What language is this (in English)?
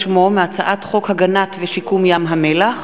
Hebrew